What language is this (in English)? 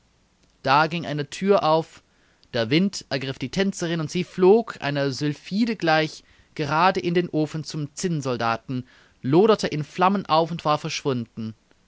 German